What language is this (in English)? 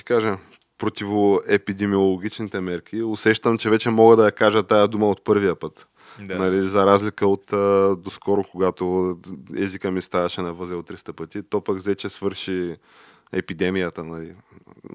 Bulgarian